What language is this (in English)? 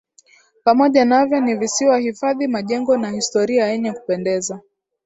Swahili